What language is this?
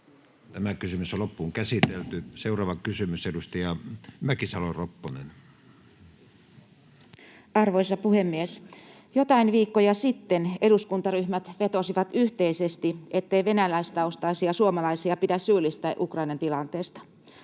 Finnish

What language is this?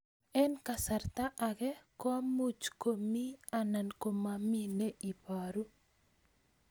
Kalenjin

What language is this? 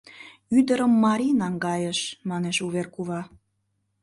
Mari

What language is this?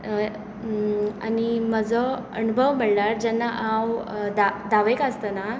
Konkani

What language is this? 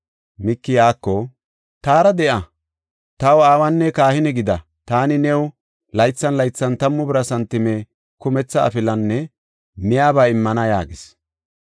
Gofa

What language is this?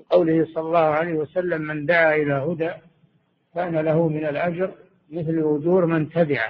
Arabic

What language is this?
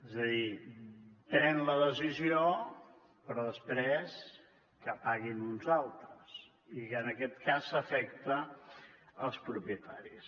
Catalan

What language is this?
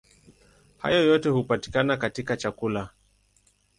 Swahili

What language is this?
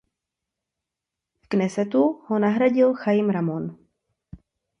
Czech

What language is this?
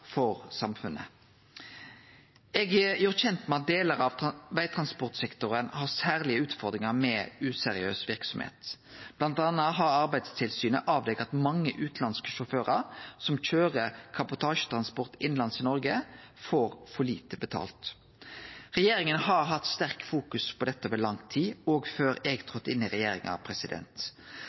Norwegian Nynorsk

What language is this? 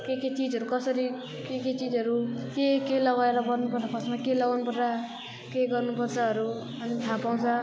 Nepali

